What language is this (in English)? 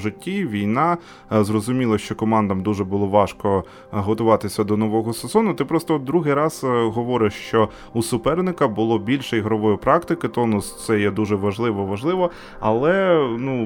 Ukrainian